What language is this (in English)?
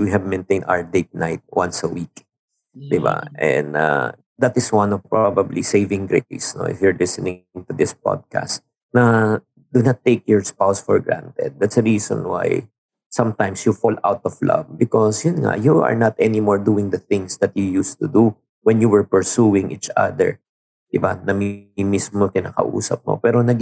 Filipino